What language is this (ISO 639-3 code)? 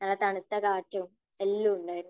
mal